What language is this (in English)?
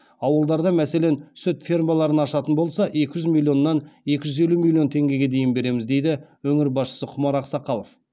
Kazakh